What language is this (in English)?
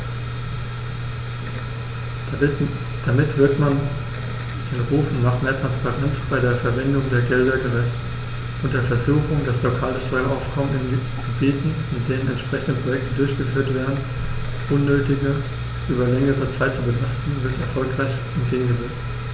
German